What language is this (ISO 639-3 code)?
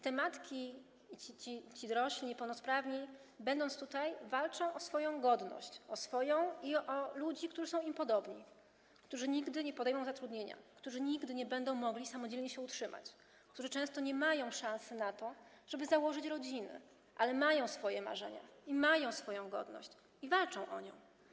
pol